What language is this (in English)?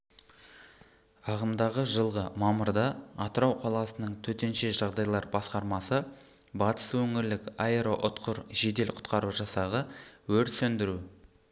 Kazakh